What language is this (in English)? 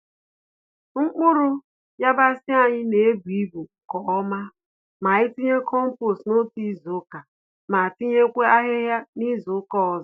Igbo